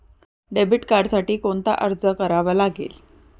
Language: Marathi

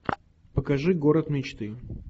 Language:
Russian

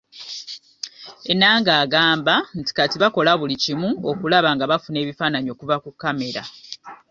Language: Ganda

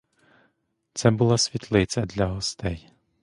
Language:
Ukrainian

